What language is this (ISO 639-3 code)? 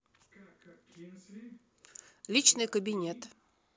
rus